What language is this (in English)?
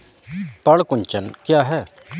Hindi